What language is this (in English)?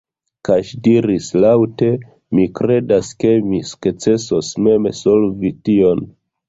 Esperanto